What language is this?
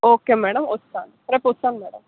Telugu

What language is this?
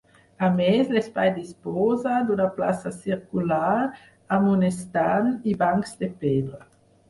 Catalan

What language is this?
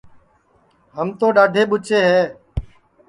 Sansi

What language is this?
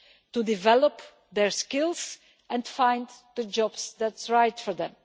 English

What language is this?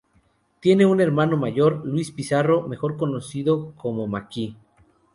Spanish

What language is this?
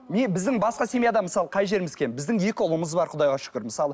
Kazakh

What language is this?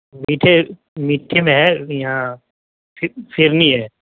Urdu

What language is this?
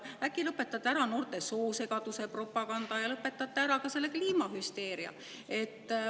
Estonian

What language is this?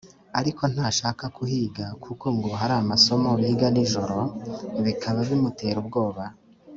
Kinyarwanda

